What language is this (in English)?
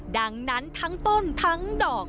Thai